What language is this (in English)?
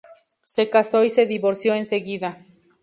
Spanish